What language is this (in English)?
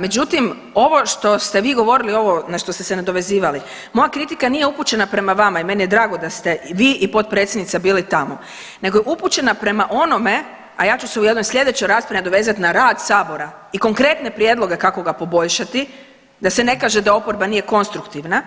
Croatian